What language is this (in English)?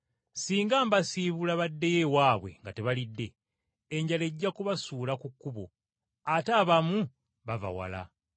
Ganda